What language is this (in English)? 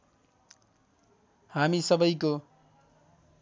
Nepali